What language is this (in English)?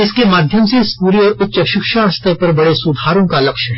Hindi